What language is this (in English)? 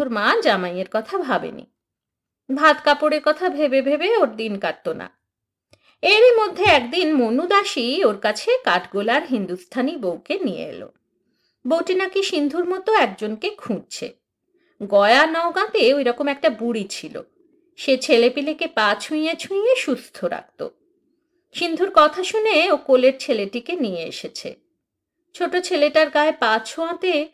Bangla